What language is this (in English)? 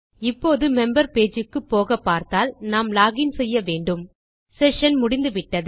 Tamil